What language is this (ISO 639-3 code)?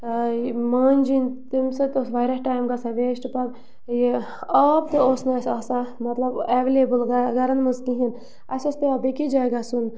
kas